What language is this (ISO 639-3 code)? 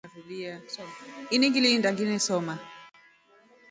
rof